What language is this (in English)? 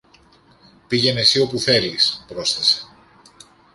Greek